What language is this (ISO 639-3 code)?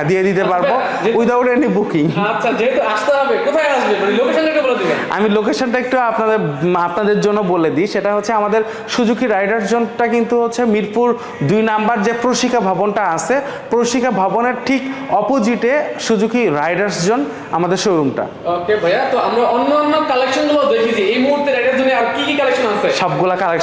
ben